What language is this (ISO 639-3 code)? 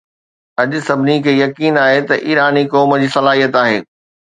snd